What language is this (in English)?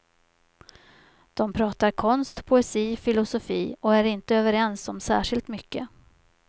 Swedish